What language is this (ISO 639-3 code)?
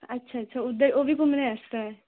doi